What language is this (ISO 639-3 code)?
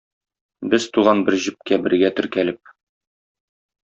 tat